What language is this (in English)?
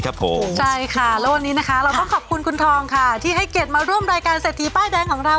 Thai